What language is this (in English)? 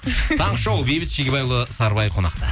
Kazakh